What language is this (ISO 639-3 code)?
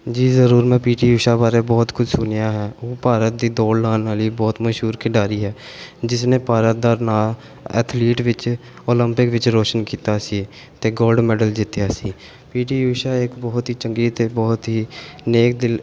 pan